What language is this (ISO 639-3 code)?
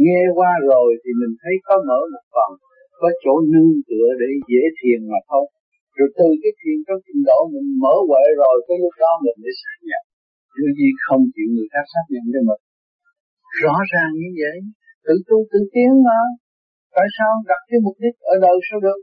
vie